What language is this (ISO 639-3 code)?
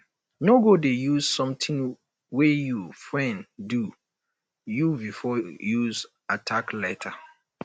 pcm